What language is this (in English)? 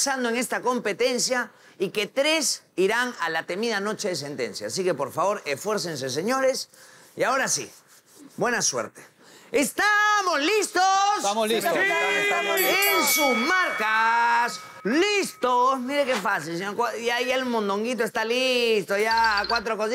Spanish